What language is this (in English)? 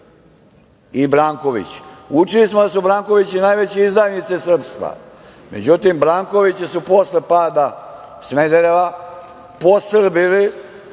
Serbian